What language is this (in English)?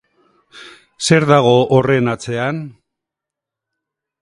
Basque